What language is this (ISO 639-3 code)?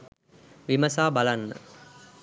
sin